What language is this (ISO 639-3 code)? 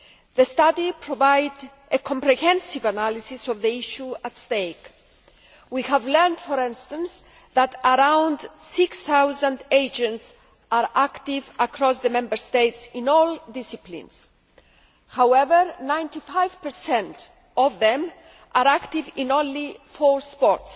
eng